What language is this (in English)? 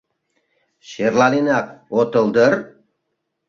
Mari